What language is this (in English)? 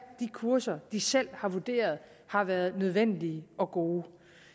Danish